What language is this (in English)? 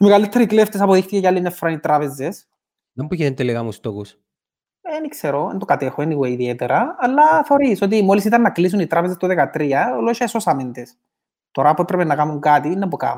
Greek